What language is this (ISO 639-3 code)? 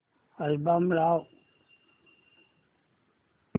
mar